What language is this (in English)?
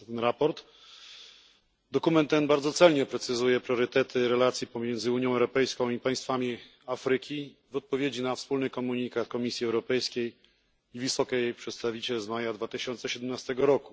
Polish